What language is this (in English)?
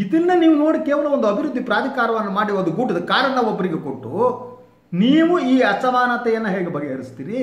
Kannada